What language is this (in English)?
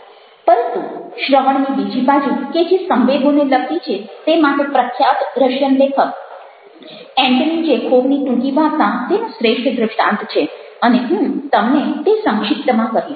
Gujarati